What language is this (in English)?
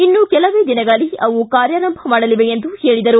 Kannada